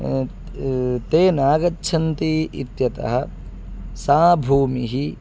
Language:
Sanskrit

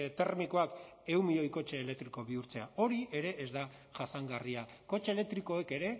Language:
Basque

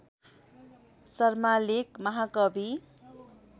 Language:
Nepali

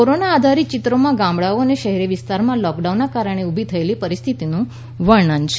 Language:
Gujarati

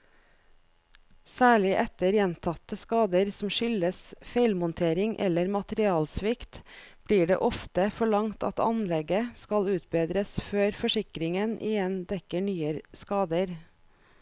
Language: Norwegian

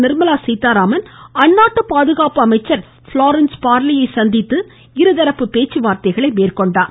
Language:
Tamil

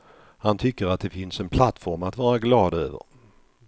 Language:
Swedish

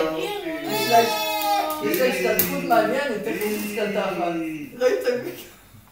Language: Hebrew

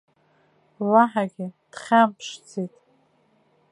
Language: Abkhazian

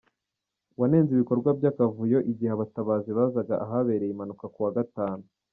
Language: Kinyarwanda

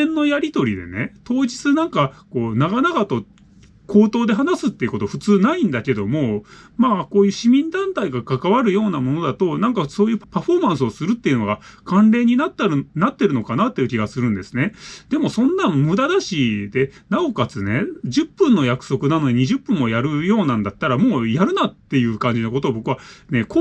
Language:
Japanese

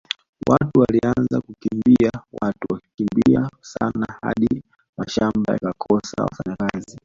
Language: Swahili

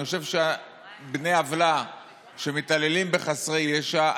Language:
Hebrew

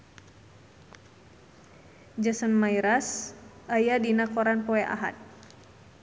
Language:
Sundanese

